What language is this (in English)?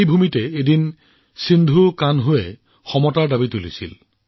Assamese